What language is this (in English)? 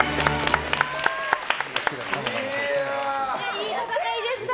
Japanese